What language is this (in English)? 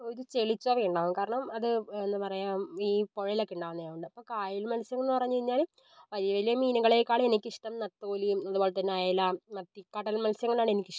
Malayalam